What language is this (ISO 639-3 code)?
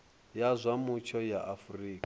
ven